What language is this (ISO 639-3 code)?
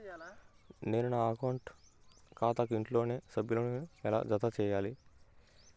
tel